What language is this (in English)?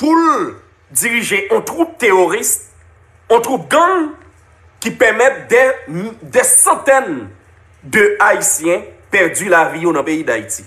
French